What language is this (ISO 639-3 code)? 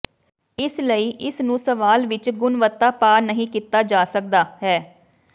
pan